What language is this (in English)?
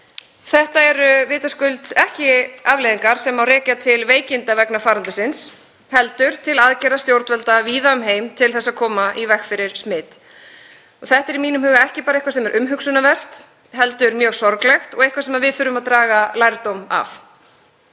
Icelandic